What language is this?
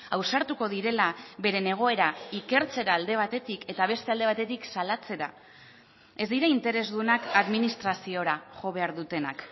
Basque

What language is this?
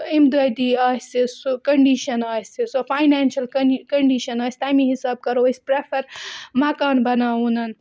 Kashmiri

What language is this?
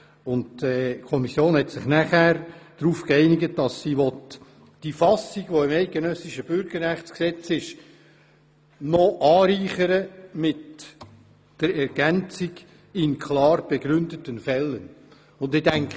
Swiss German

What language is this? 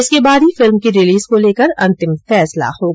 Hindi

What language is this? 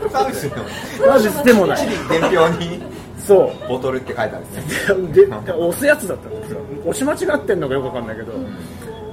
Japanese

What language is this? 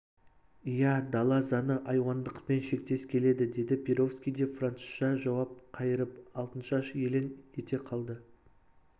Kazakh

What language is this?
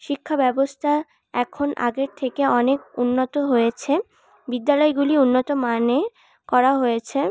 Bangla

